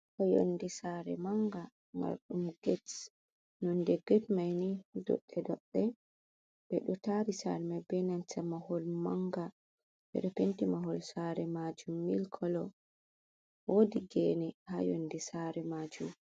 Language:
Fula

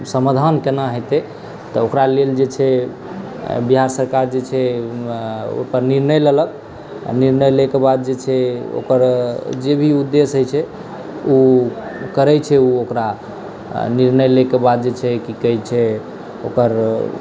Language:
Maithili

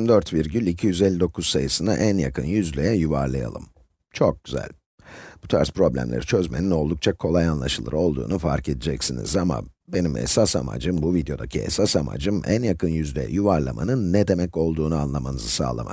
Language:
Turkish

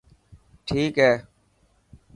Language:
Dhatki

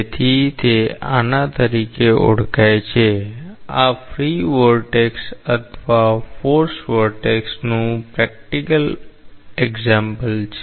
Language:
Gujarati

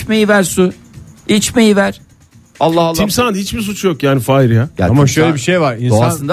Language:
Turkish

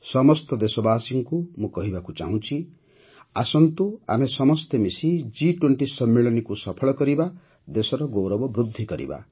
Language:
Odia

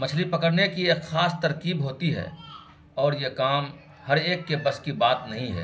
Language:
Urdu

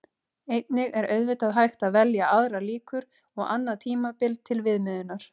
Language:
Icelandic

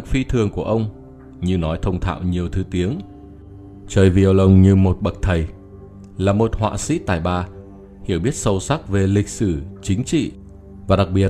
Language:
Vietnamese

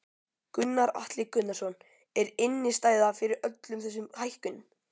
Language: Icelandic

